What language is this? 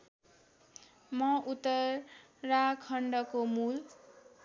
Nepali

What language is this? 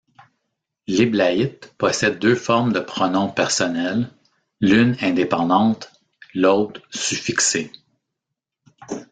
French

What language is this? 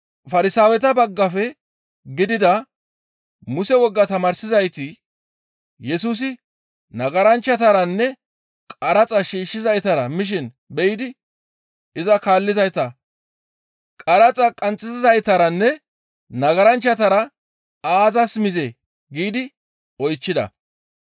Gamo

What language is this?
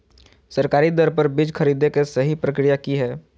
Magahi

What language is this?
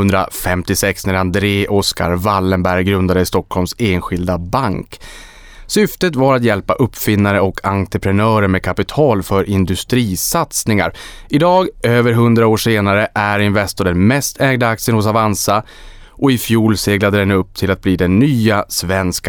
Swedish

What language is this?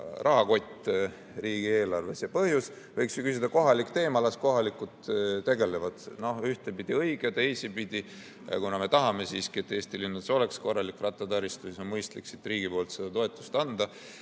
Estonian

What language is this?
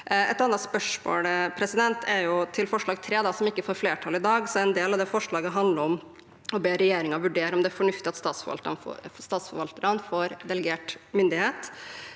Norwegian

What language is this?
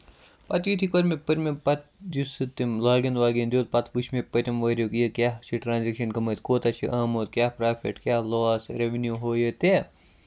Kashmiri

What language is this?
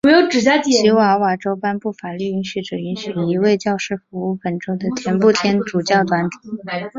Chinese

